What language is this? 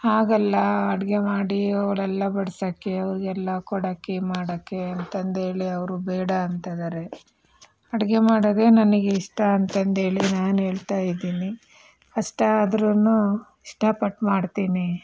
Kannada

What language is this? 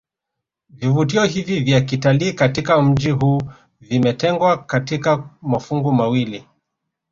Swahili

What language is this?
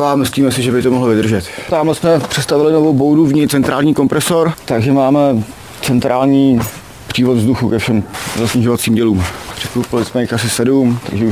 Czech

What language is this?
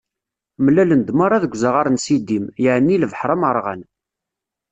Kabyle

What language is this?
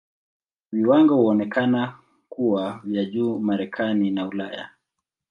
Swahili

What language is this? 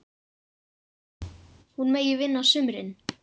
Icelandic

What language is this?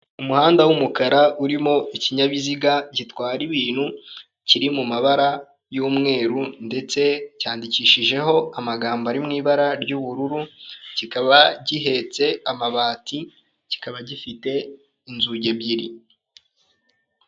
Kinyarwanda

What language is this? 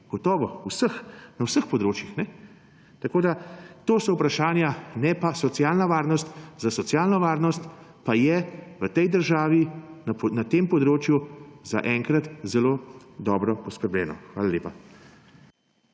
Slovenian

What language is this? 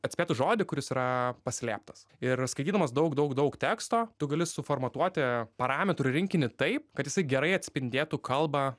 Lithuanian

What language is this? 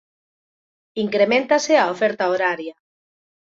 Galician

